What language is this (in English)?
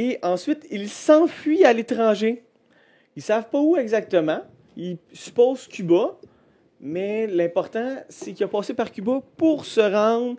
French